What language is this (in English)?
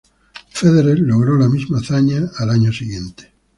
Spanish